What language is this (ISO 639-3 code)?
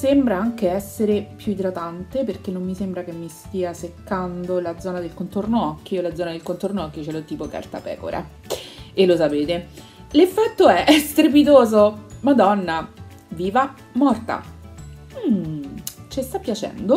ita